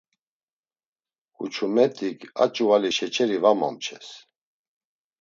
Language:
Laz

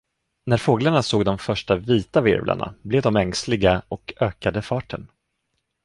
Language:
Swedish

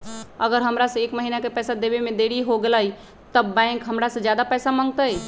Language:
Magahi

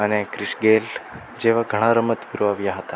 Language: Gujarati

